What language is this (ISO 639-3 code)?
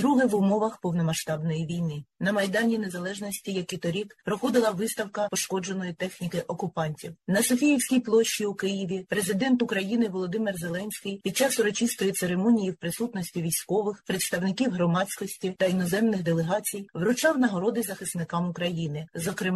ukr